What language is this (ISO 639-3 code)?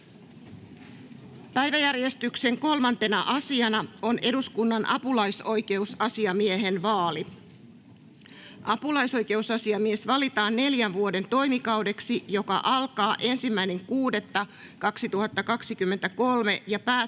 fin